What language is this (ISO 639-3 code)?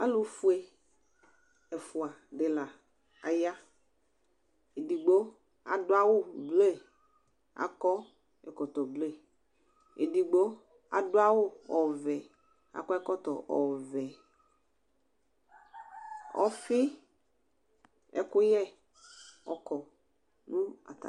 kpo